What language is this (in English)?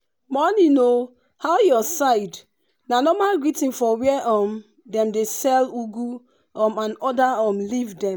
Nigerian Pidgin